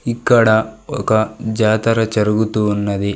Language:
Telugu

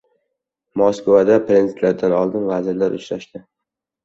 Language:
Uzbek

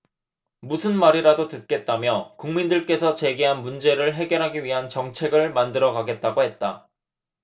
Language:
Korean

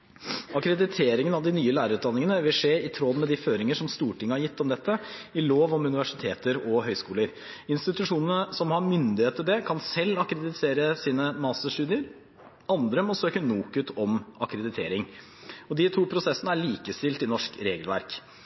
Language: Norwegian Bokmål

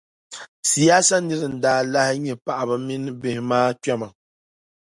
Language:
Dagbani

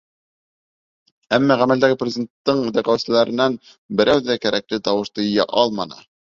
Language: Bashkir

